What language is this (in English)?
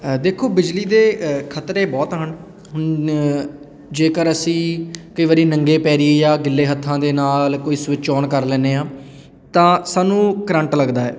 Punjabi